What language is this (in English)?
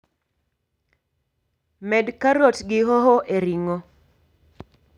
Luo (Kenya and Tanzania)